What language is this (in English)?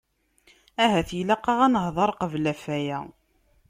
Kabyle